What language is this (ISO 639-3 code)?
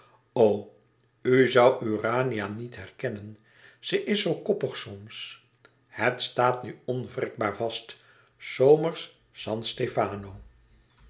nld